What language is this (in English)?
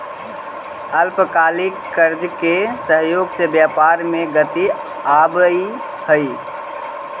Magahi